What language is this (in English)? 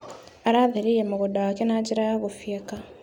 Kikuyu